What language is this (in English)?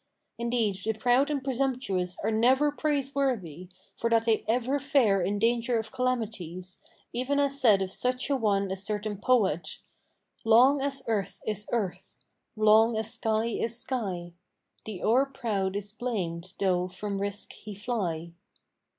English